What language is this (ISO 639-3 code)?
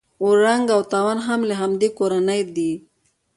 pus